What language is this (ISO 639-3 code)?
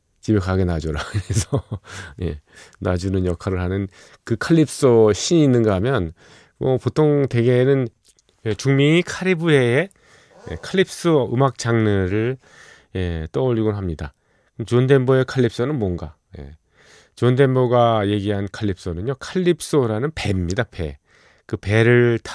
kor